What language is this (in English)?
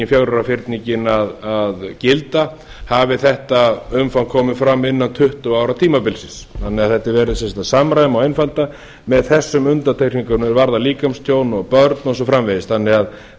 Icelandic